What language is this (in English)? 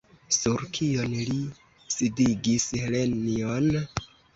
Esperanto